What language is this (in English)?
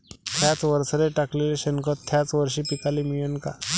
Marathi